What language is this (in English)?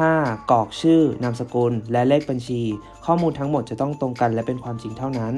Thai